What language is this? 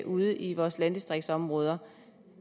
Danish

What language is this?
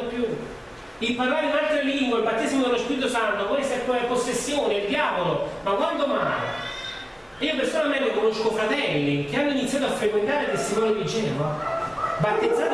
Italian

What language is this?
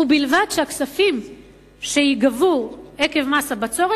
Hebrew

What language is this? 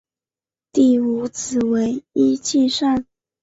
Chinese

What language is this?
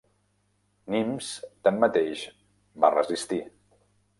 Catalan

